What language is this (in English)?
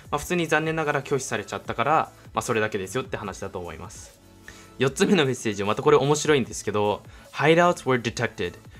Japanese